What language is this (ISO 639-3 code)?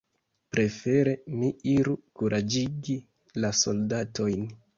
epo